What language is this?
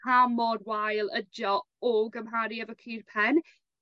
Welsh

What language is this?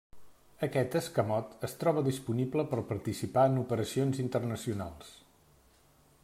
Catalan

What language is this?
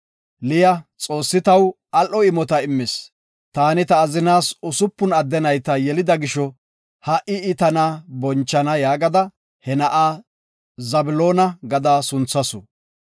Gofa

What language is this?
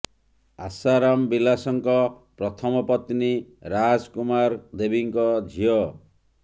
Odia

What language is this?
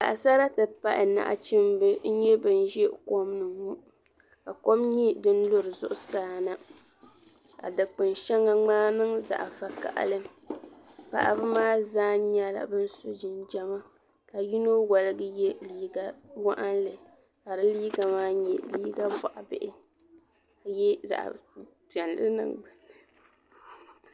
Dagbani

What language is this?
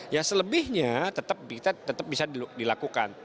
Indonesian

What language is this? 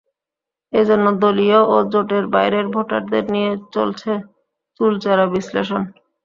Bangla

